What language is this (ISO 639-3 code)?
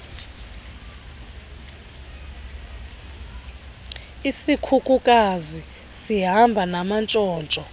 xho